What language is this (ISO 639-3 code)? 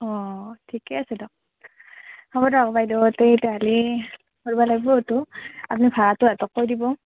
asm